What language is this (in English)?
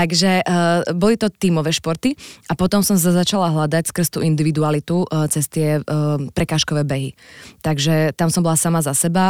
Slovak